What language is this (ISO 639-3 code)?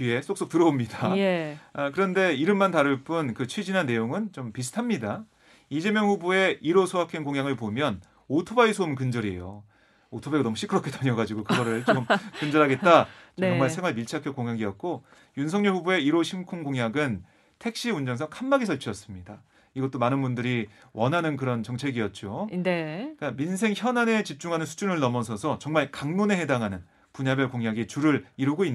kor